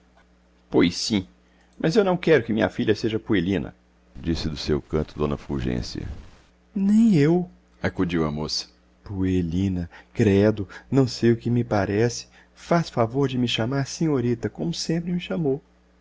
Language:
Portuguese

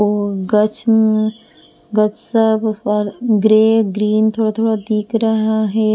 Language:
Hindi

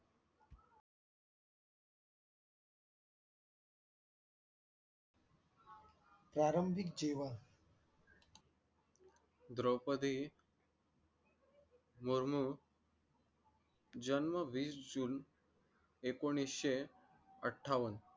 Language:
Marathi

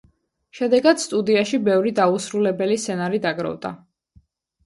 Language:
Georgian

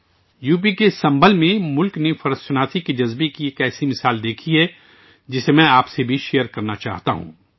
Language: Urdu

